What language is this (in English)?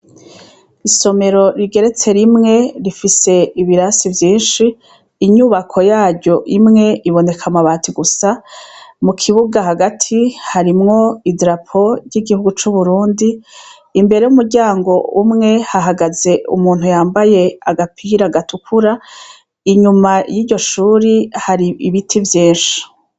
Rundi